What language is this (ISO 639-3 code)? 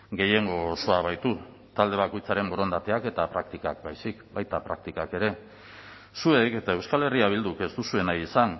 eus